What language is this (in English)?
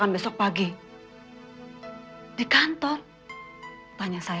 Indonesian